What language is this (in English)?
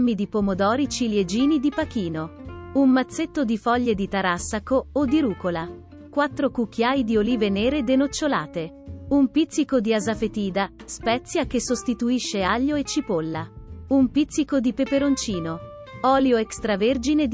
Italian